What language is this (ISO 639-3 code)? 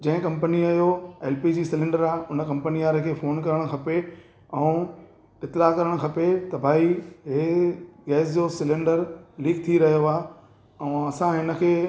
snd